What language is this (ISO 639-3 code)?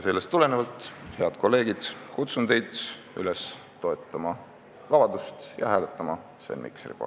est